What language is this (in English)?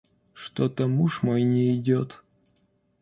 Russian